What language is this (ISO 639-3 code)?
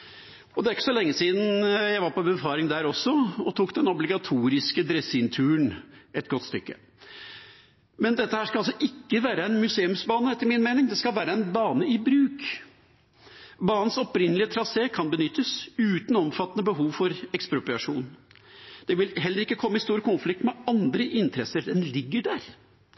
nob